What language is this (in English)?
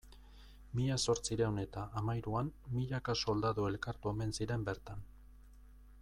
Basque